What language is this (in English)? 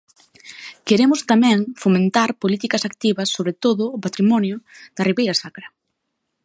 Galician